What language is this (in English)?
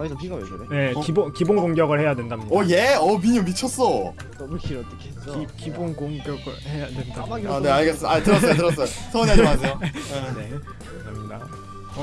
Korean